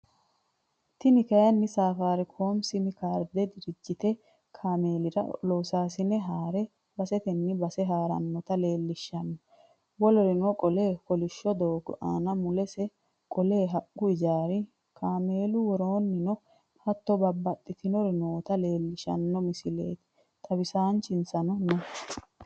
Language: Sidamo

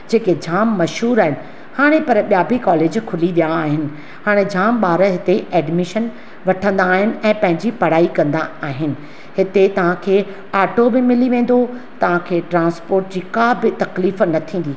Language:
Sindhi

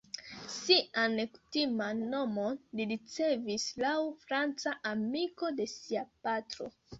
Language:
Esperanto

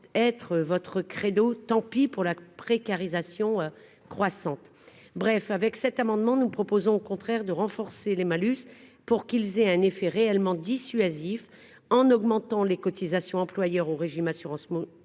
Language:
French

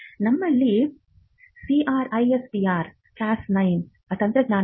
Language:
Kannada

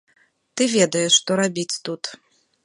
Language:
Belarusian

